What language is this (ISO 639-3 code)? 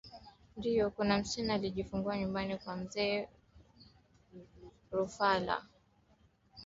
swa